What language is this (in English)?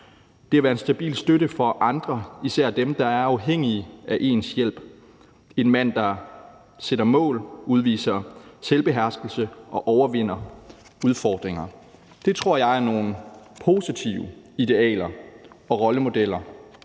Danish